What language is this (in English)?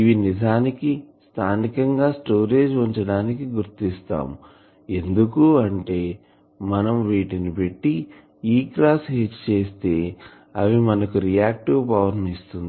Telugu